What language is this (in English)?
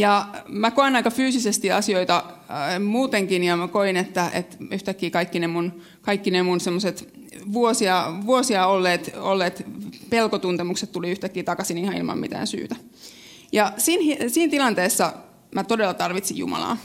Finnish